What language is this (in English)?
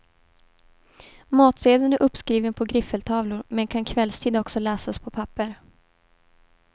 Swedish